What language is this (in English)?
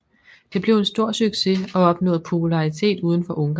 Danish